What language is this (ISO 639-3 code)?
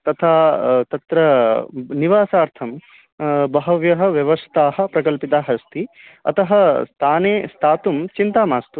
san